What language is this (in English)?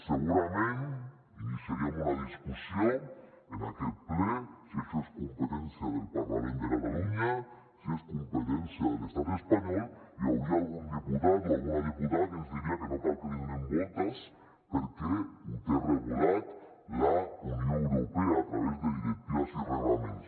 Catalan